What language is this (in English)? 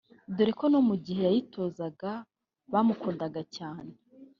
Kinyarwanda